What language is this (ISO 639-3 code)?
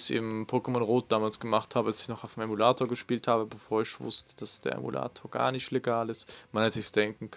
deu